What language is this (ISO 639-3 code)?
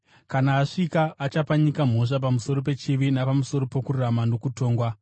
sna